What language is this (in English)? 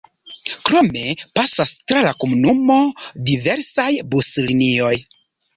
Esperanto